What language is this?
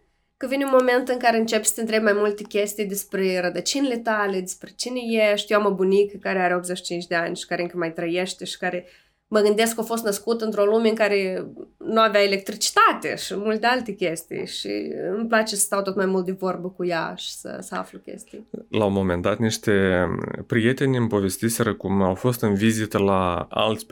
Romanian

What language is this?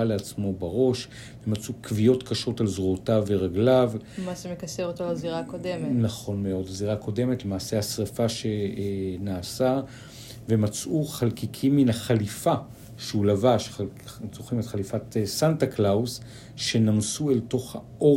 Hebrew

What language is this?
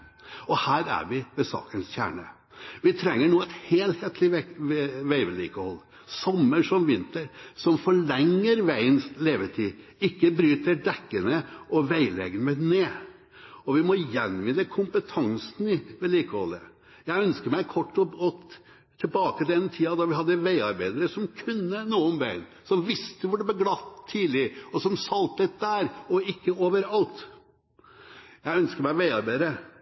Norwegian Bokmål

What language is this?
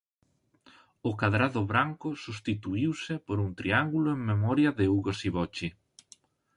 Galician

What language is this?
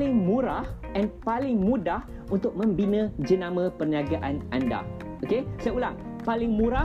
Malay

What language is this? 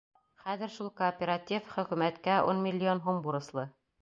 Bashkir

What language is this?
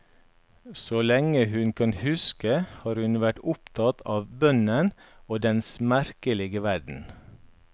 Norwegian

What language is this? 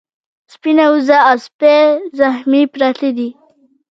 Pashto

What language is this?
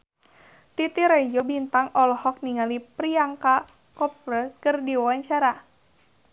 Sundanese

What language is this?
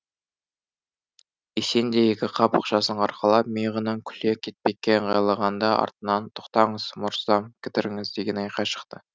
Kazakh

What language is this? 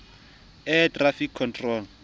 Southern Sotho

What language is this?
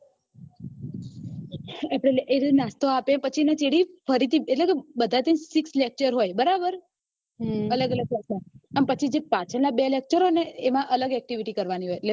Gujarati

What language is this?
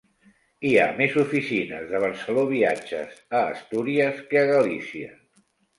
Catalan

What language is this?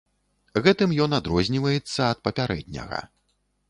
Belarusian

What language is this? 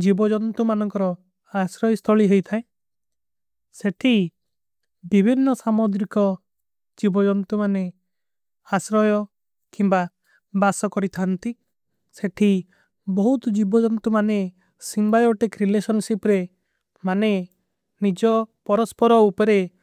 Kui (India)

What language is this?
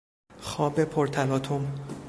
Persian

